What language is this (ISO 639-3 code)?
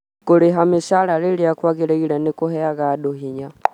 kik